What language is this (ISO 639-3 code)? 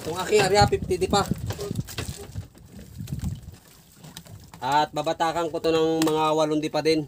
fil